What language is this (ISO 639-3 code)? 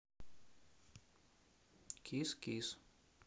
rus